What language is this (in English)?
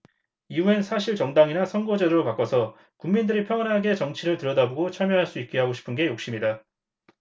Korean